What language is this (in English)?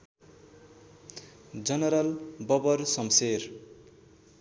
Nepali